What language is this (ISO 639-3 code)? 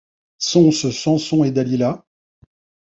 fra